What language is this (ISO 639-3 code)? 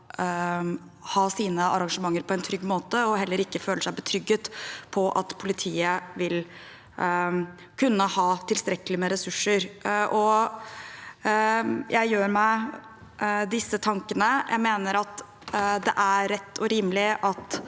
nor